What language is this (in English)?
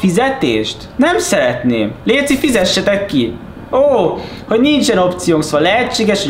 Hungarian